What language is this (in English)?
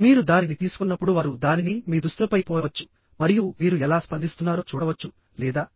Telugu